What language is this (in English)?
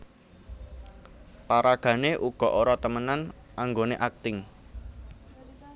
Javanese